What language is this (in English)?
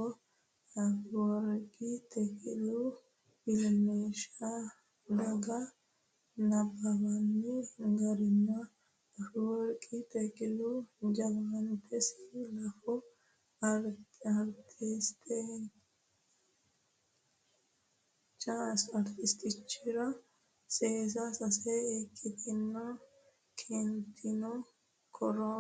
Sidamo